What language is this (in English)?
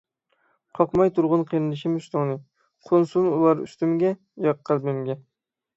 Uyghur